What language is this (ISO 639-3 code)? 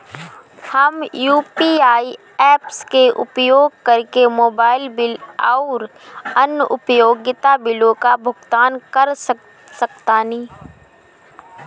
bho